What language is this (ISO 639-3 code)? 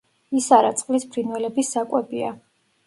kat